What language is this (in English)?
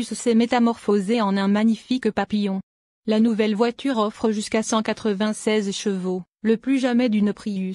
French